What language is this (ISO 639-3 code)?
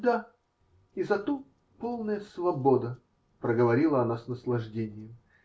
rus